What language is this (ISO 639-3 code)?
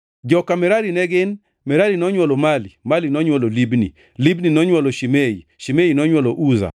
luo